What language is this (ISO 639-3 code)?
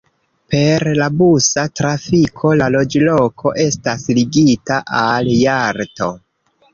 epo